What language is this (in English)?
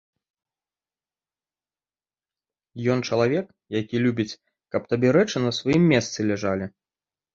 Belarusian